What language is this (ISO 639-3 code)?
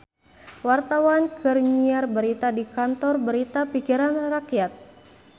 sun